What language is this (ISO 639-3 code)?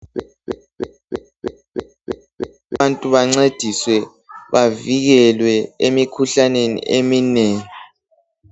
nde